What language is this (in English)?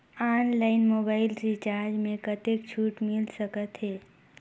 Chhattisgarhi